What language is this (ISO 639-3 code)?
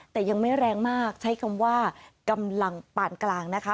tha